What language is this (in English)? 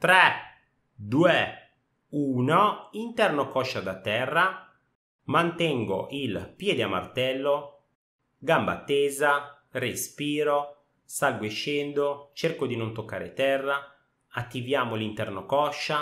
Italian